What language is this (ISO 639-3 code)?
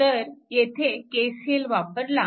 mar